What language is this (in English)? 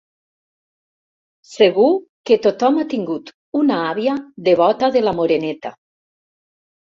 Catalan